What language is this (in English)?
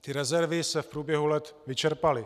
Czech